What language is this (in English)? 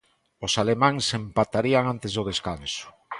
Galician